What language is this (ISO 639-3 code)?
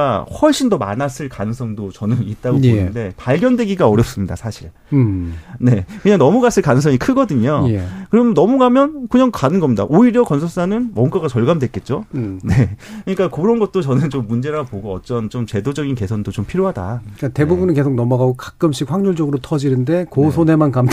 kor